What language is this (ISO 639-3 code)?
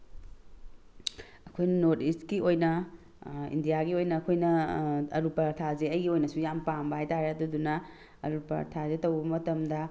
mni